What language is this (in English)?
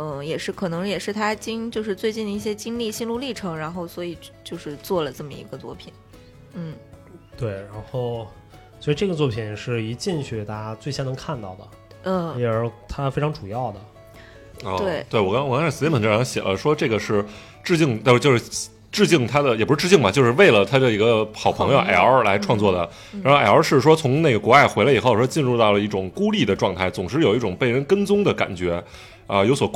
Chinese